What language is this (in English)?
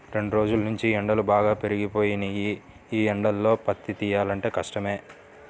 Telugu